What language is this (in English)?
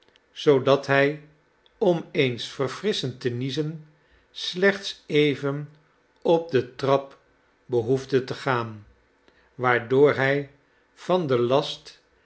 Dutch